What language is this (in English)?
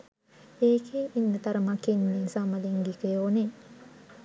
Sinhala